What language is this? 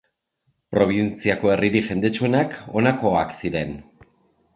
Basque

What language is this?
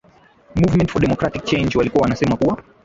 Swahili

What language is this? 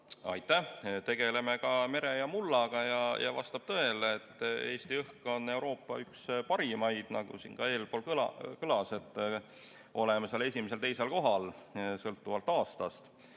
Estonian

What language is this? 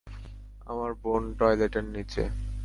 Bangla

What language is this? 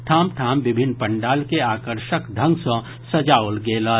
Maithili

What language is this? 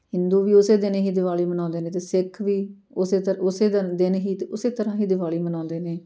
Punjabi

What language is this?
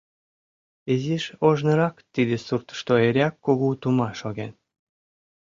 Mari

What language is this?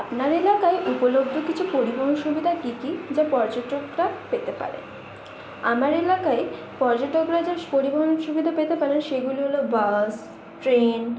Bangla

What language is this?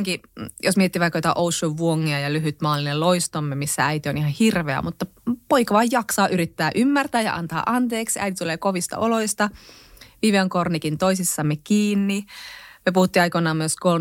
Finnish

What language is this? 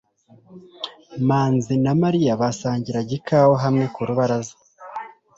Kinyarwanda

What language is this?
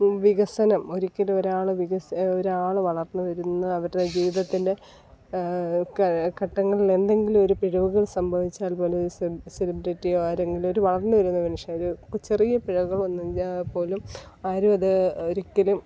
Malayalam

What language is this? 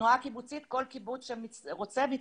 Hebrew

